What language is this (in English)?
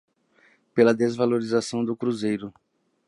Portuguese